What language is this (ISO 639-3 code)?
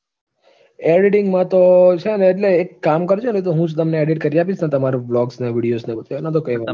guj